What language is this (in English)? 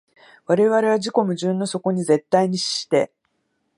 Japanese